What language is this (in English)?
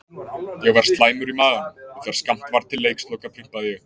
Icelandic